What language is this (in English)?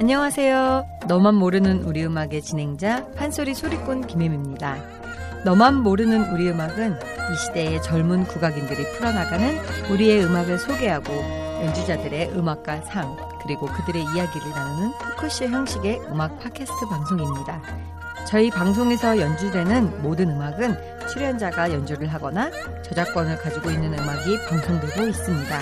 Korean